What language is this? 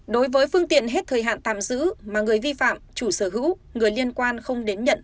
Vietnamese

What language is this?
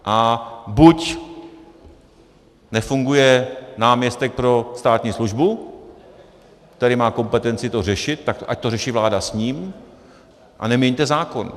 Czech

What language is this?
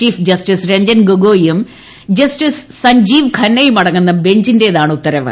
Malayalam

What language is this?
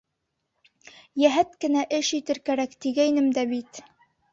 Bashkir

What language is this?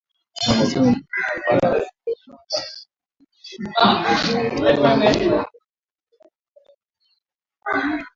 Swahili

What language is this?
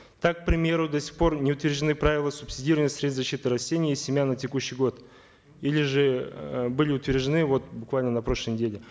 Kazakh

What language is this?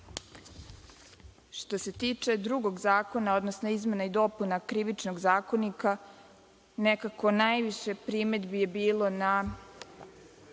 Serbian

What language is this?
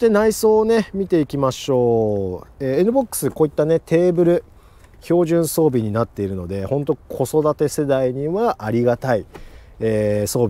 Japanese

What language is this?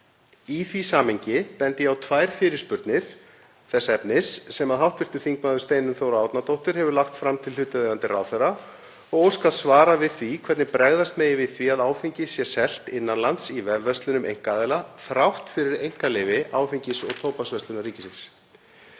Icelandic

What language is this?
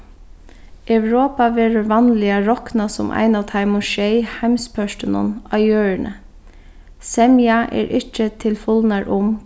Faroese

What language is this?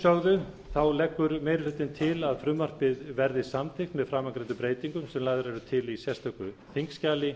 Icelandic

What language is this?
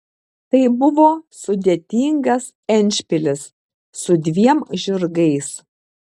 Lithuanian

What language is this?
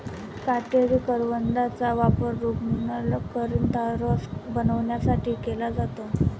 Marathi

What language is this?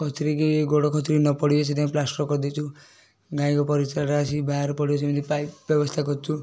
Odia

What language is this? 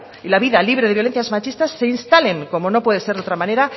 Spanish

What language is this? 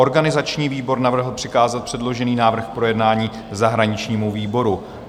Czech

